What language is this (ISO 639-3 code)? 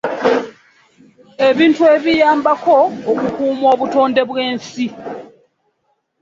lug